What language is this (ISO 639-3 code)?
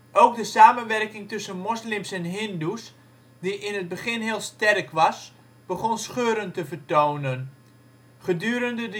nld